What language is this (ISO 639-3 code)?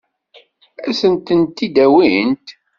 kab